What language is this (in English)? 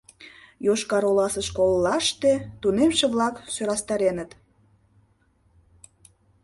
Mari